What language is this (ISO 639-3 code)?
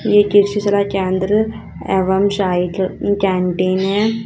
hin